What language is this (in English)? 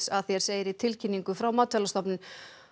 Icelandic